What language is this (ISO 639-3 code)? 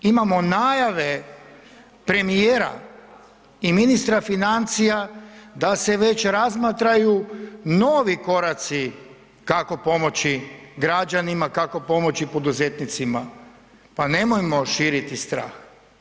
hrv